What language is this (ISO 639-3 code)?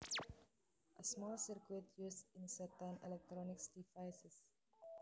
jav